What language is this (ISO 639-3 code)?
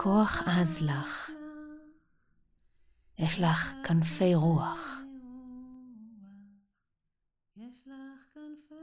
heb